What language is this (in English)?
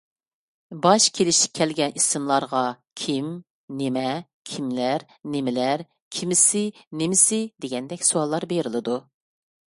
Uyghur